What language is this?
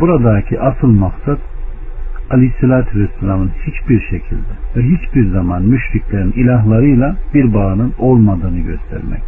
Turkish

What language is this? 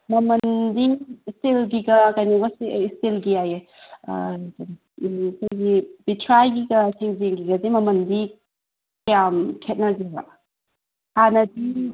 Manipuri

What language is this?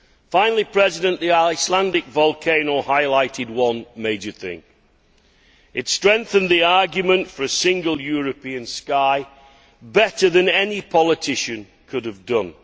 English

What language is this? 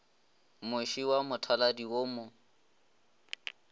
Northern Sotho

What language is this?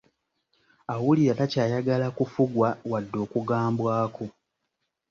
Ganda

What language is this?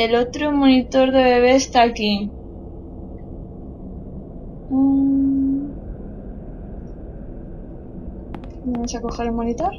Spanish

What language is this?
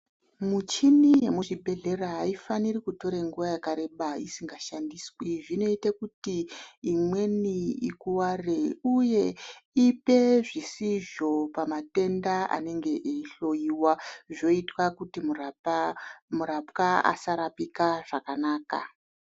Ndau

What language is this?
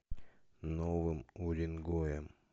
Russian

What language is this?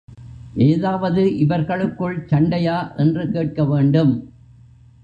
Tamil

